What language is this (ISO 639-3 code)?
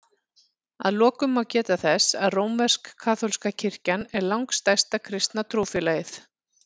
isl